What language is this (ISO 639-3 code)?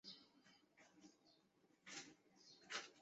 zho